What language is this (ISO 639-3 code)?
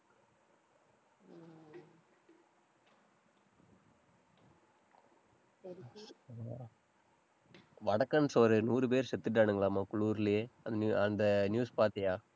tam